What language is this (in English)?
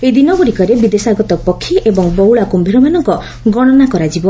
Odia